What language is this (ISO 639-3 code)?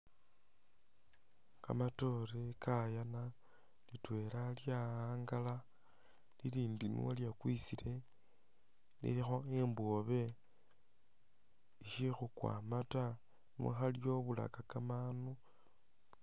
myx